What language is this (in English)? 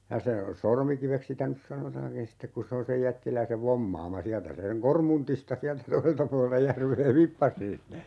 Finnish